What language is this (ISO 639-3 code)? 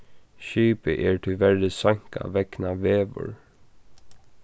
fao